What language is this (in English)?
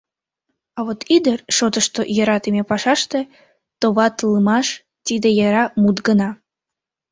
Mari